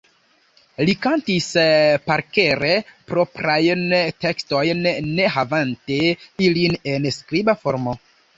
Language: Esperanto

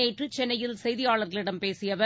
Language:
Tamil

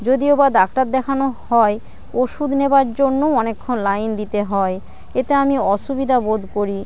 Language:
Bangla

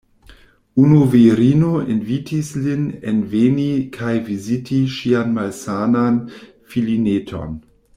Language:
Esperanto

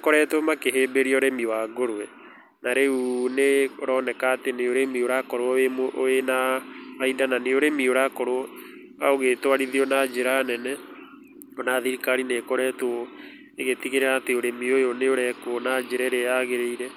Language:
Kikuyu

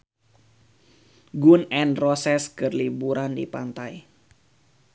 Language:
Sundanese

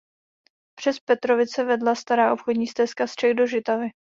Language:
Czech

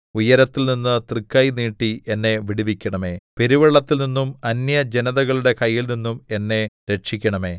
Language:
Malayalam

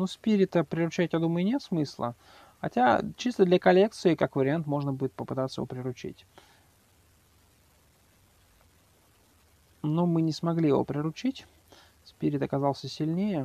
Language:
Russian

